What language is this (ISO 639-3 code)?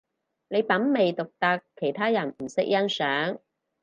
yue